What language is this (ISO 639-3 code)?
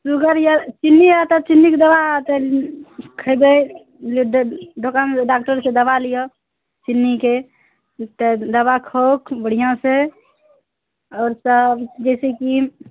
mai